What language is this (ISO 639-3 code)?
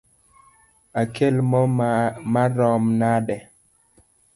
luo